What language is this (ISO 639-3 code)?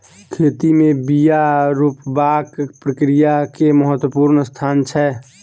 mai